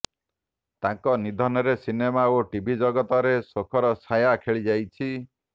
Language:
Odia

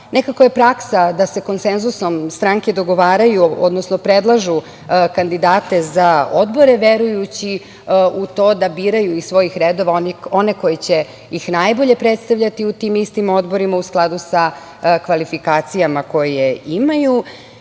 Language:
Serbian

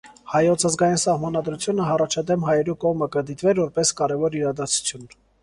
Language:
Armenian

